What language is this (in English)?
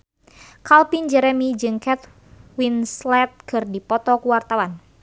Sundanese